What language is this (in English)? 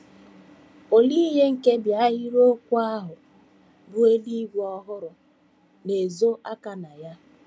Igbo